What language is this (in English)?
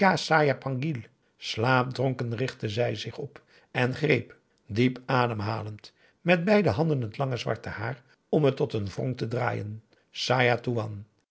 Dutch